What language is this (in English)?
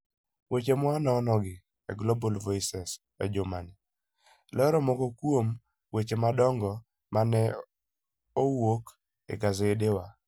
Luo (Kenya and Tanzania)